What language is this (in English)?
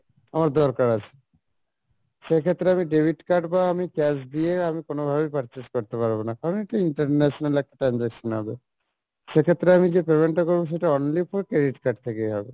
Bangla